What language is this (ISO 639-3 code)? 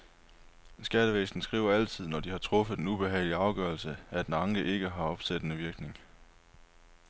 dan